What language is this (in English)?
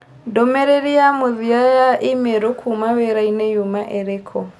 Kikuyu